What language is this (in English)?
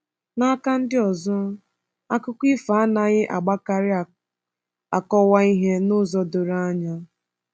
Igbo